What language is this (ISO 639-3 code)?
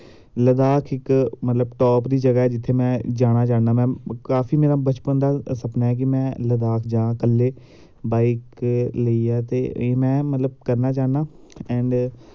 doi